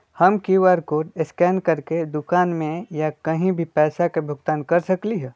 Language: Magahi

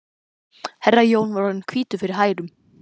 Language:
Icelandic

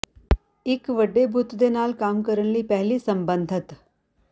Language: Punjabi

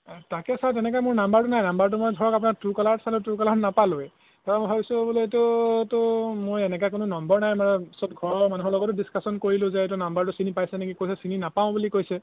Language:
Assamese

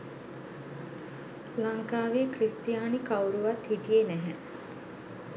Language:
Sinhala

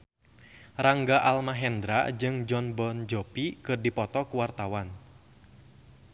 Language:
Sundanese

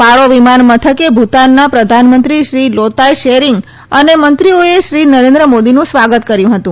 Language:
Gujarati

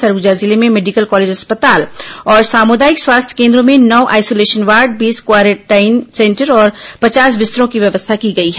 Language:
Hindi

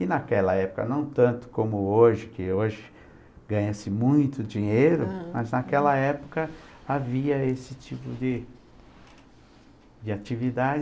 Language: Portuguese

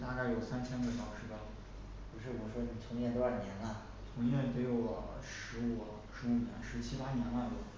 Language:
Chinese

